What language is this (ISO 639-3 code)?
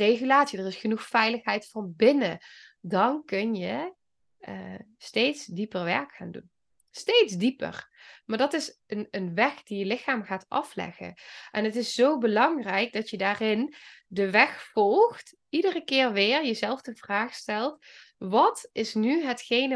nld